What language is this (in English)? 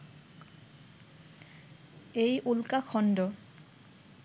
Bangla